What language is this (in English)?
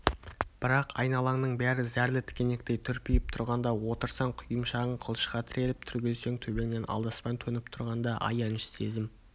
Kazakh